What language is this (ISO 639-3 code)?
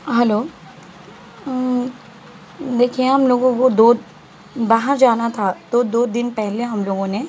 urd